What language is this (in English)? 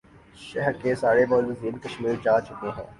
Urdu